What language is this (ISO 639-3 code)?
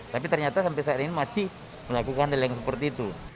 ind